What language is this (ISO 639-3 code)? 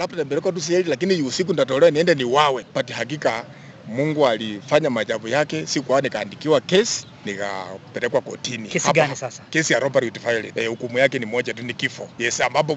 swa